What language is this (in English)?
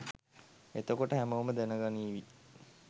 Sinhala